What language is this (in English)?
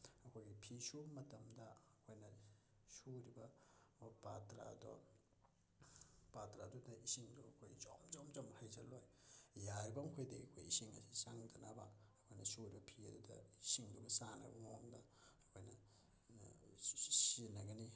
Manipuri